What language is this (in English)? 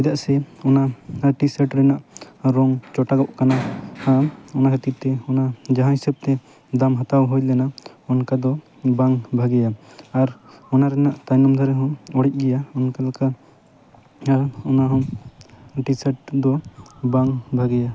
Santali